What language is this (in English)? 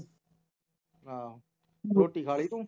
Punjabi